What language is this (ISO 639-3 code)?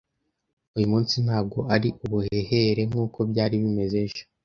kin